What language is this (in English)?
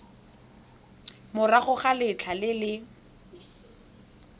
Tswana